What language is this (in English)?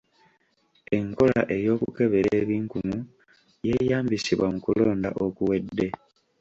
Ganda